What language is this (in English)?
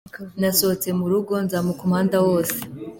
Kinyarwanda